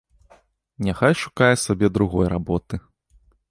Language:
Belarusian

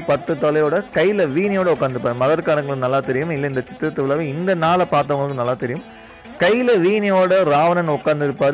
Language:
Tamil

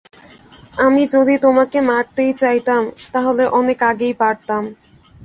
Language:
Bangla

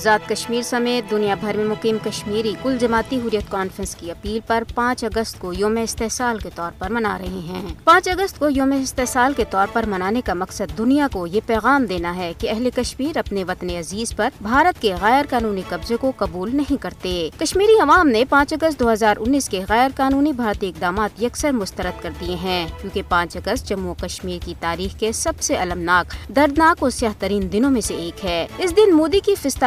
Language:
Urdu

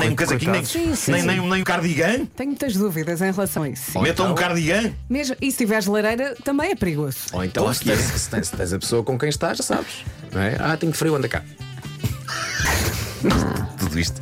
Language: Portuguese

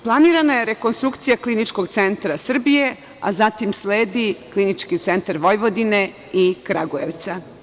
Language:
Serbian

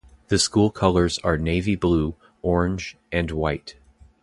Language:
English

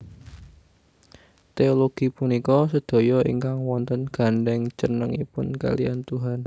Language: Javanese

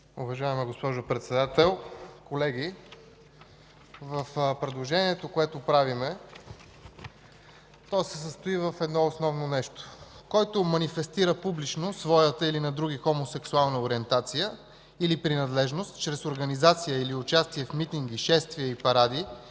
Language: Bulgarian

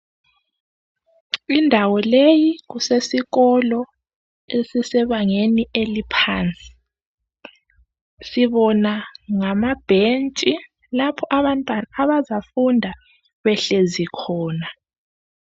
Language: North Ndebele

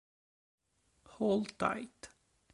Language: Italian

